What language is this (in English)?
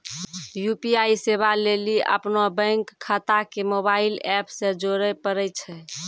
Maithili